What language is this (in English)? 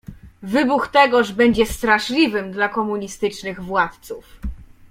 Polish